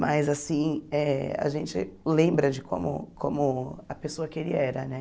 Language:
Portuguese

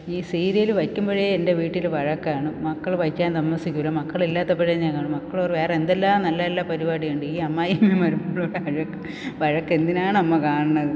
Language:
Malayalam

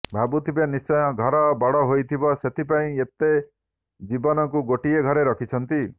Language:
Odia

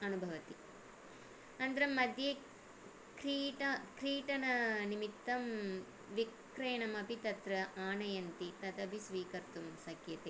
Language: Sanskrit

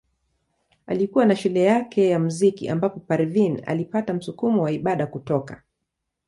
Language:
Swahili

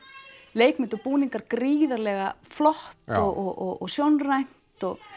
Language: Icelandic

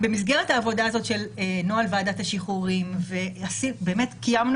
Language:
Hebrew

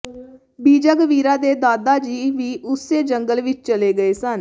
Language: Punjabi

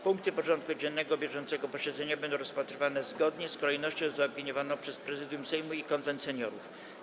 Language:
Polish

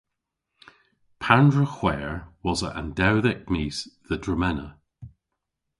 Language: Cornish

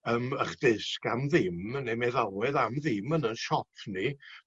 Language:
Welsh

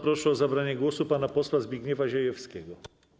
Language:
Polish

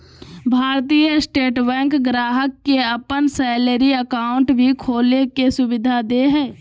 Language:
Magahi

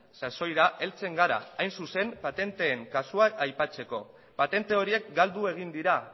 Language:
Basque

